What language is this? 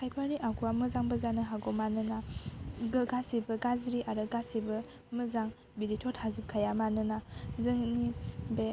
Bodo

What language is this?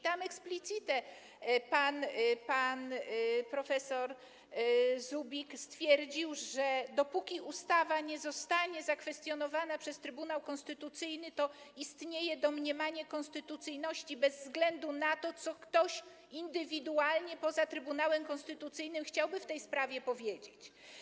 Polish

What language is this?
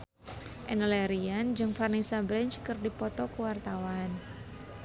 Sundanese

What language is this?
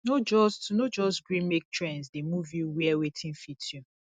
Nigerian Pidgin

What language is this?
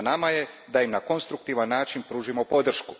Croatian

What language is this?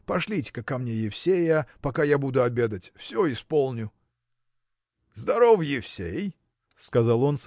Russian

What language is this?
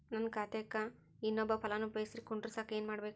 Kannada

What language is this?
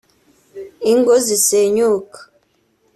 Kinyarwanda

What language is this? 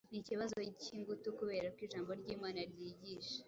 Kinyarwanda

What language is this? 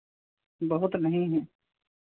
Hindi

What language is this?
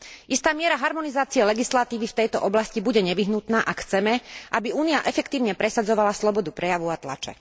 Slovak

